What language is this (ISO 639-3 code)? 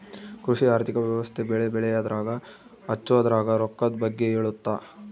kan